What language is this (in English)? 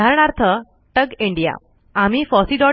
Marathi